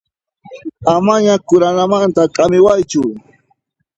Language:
Puno Quechua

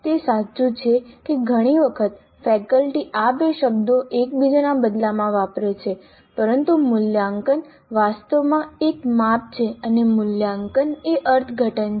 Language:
Gujarati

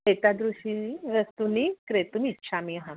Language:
Sanskrit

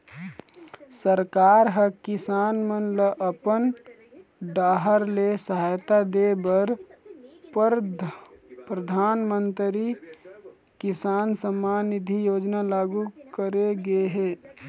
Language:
Chhattisgarhi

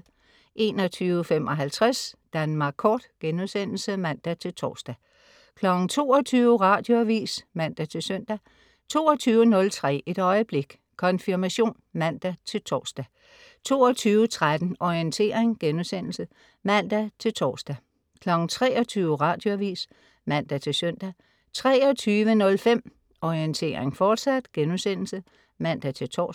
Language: Danish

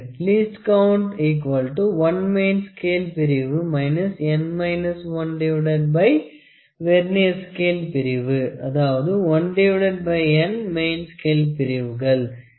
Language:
Tamil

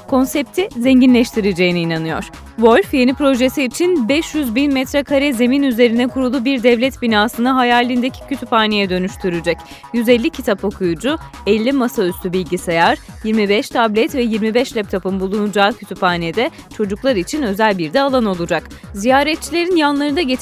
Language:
Turkish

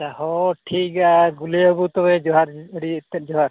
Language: Santali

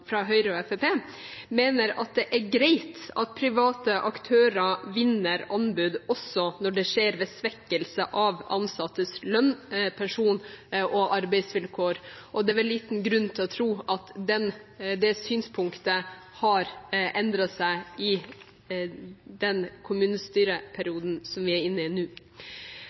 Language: Norwegian Bokmål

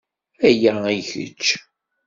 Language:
Kabyle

